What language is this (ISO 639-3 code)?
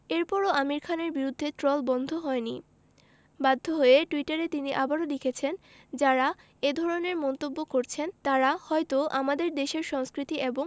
ben